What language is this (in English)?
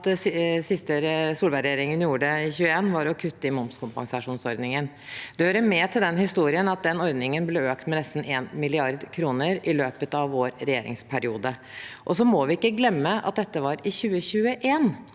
Norwegian